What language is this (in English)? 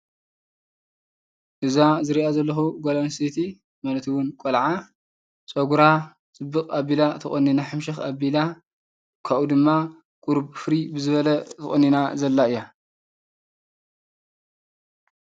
Tigrinya